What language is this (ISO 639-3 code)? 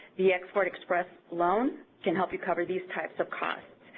eng